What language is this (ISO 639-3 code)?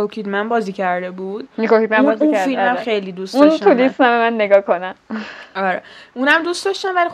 fas